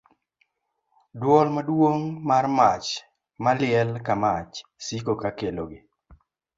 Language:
Luo (Kenya and Tanzania)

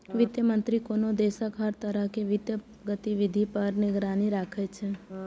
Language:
Maithili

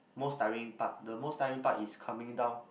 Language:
English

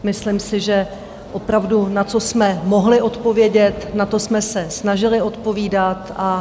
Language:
Czech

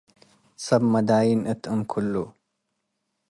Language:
Tigre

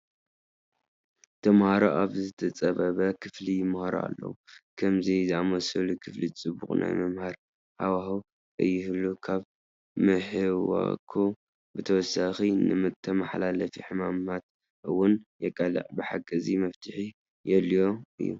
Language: Tigrinya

